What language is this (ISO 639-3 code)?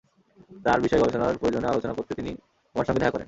ben